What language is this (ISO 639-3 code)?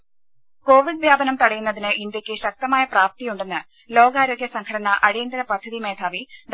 mal